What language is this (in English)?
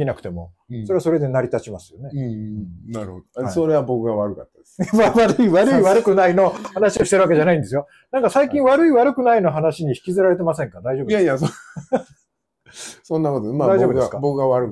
Japanese